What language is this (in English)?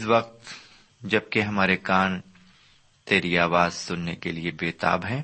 Urdu